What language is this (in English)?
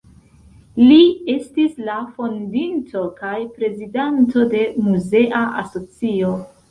Esperanto